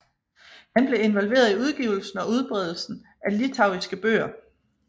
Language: Danish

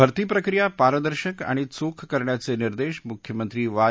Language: Marathi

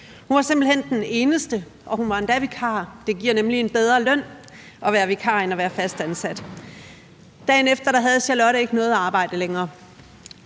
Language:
Danish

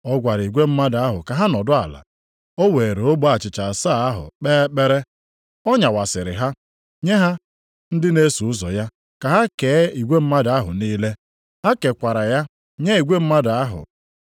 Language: Igbo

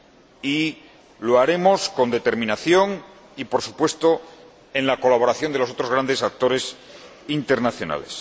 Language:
Spanish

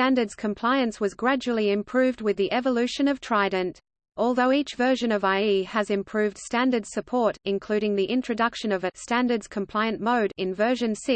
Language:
English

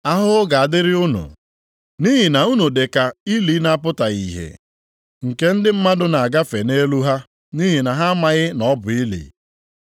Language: Igbo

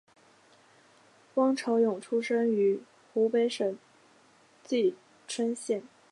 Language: Chinese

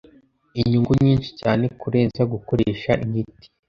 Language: Kinyarwanda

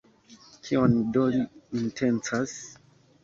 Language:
Esperanto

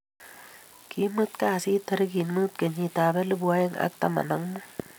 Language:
Kalenjin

